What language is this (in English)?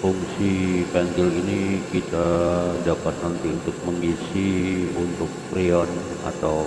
Indonesian